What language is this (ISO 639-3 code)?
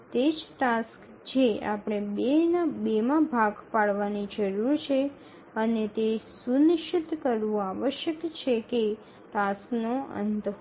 guj